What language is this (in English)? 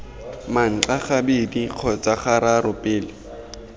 Tswana